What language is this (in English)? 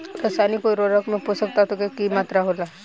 Bhojpuri